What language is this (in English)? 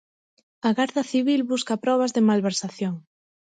Galician